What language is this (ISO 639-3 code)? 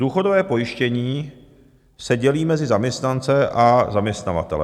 ces